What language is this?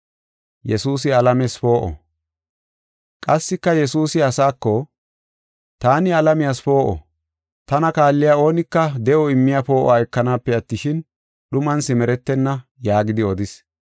Gofa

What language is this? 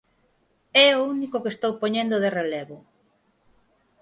Galician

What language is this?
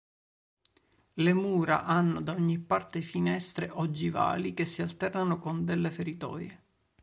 Italian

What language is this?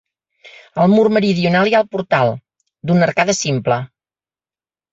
Catalan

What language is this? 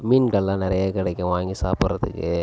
Tamil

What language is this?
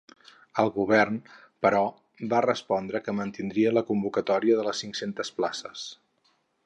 Catalan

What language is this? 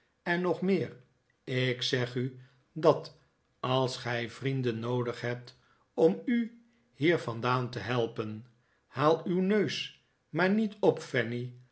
Dutch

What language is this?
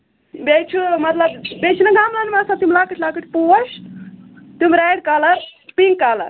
Kashmiri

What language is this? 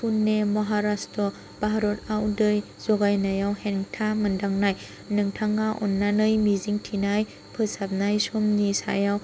Bodo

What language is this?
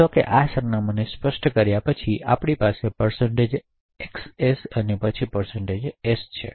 Gujarati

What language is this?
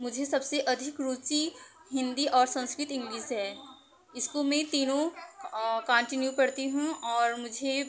Hindi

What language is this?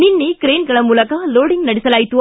Kannada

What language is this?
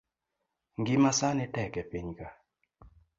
Luo (Kenya and Tanzania)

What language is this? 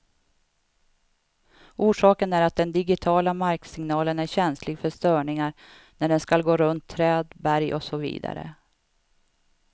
Swedish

